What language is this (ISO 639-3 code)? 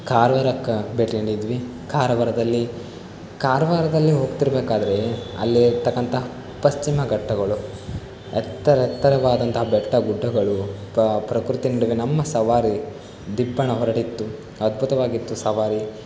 kan